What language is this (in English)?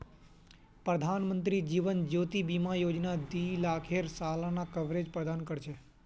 Magahi